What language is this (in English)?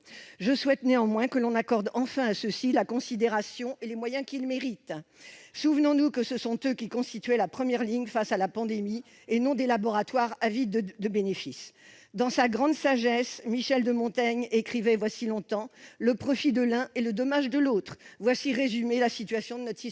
French